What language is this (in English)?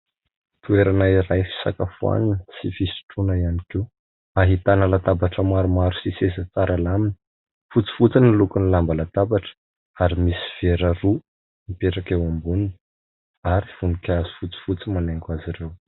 Malagasy